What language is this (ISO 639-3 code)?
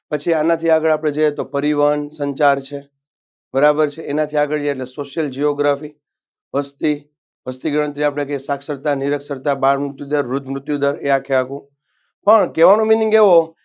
guj